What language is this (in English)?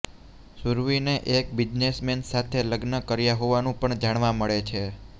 Gujarati